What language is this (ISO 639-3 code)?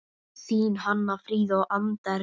isl